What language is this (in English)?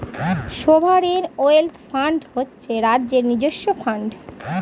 Bangla